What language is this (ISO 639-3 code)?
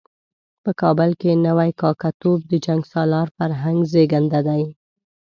pus